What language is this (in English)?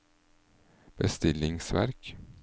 Norwegian